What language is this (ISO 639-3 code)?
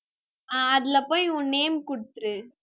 tam